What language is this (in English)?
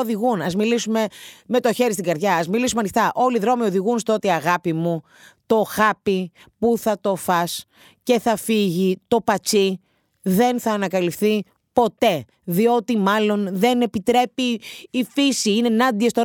Greek